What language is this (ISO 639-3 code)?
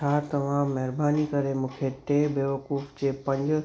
snd